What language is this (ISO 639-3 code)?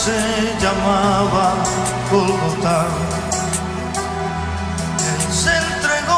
ron